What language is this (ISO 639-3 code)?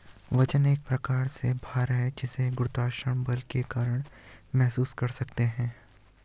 hin